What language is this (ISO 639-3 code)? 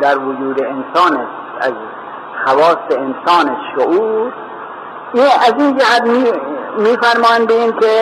fas